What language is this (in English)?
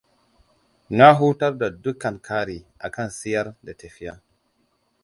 Hausa